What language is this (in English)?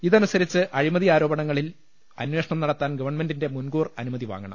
Malayalam